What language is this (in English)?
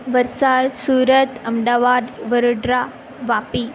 Gujarati